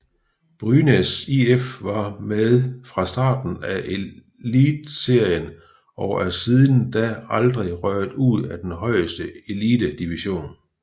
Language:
Danish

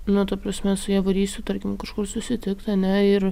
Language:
Lithuanian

